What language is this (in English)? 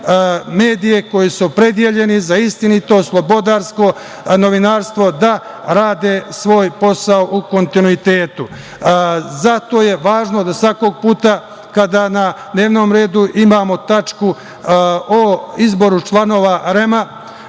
Serbian